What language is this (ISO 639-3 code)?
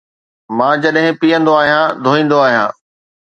snd